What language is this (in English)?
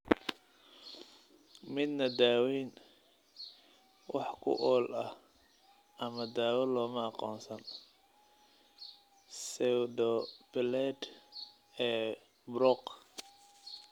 Somali